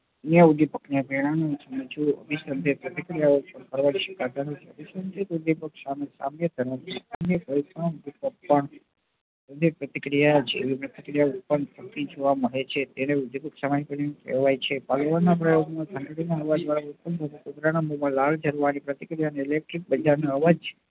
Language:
Gujarati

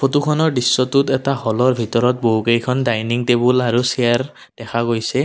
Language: Assamese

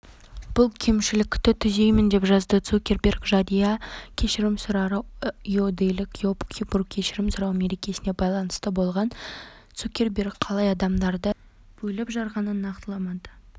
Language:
Kazakh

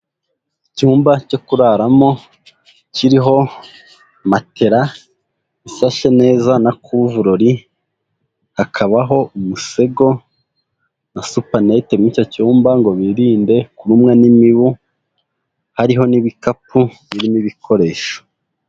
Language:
Kinyarwanda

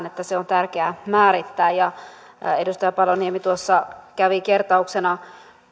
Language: Finnish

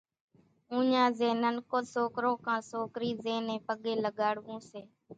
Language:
Kachi Koli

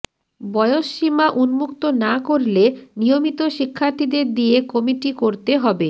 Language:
Bangla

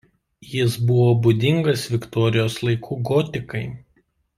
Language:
Lithuanian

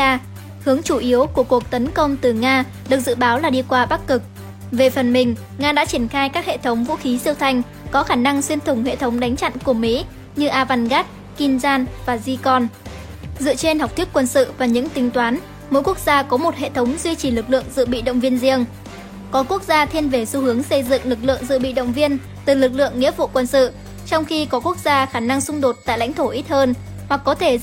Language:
Vietnamese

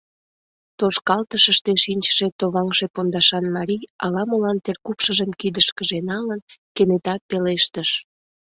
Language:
Mari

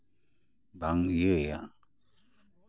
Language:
Santali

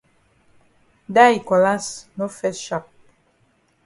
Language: Cameroon Pidgin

